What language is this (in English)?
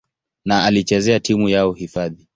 Swahili